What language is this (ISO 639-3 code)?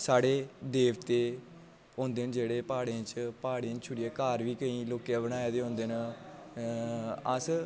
doi